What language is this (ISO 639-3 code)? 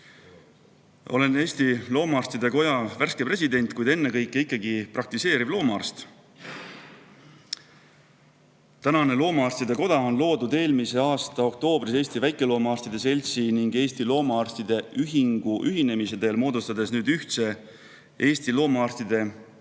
est